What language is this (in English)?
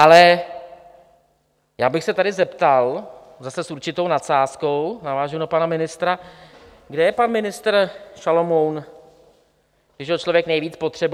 Czech